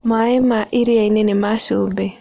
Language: Kikuyu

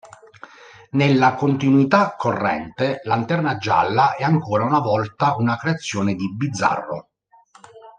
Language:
Italian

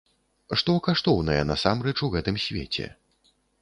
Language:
Belarusian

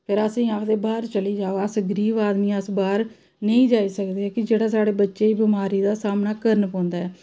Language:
Dogri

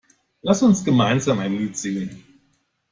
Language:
German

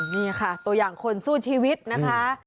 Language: Thai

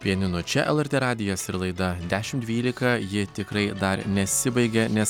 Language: Lithuanian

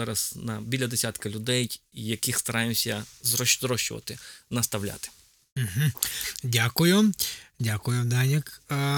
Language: Ukrainian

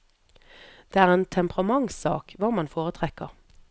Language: Norwegian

